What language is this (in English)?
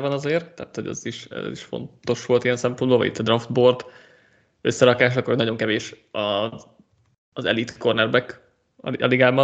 Hungarian